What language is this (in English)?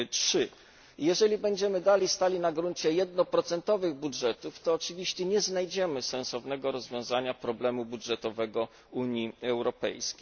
Polish